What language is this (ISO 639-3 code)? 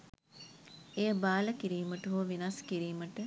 sin